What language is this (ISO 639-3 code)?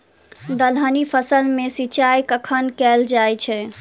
mai